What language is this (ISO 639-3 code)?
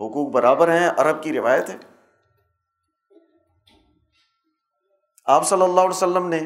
urd